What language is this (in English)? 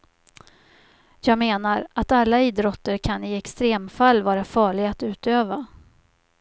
Swedish